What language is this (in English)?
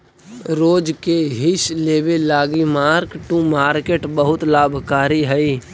Magahi